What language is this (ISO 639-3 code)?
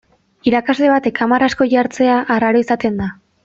eus